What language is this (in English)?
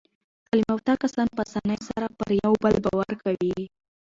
Pashto